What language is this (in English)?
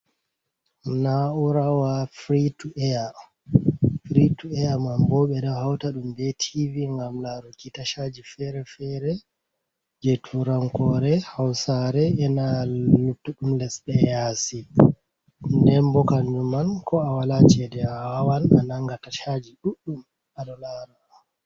Fula